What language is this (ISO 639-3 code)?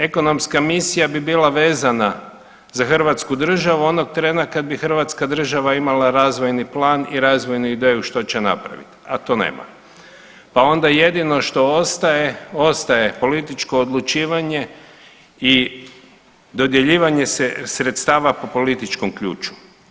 hrv